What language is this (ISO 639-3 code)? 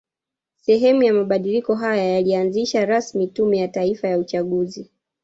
swa